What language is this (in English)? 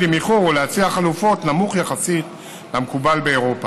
Hebrew